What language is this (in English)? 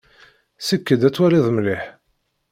Kabyle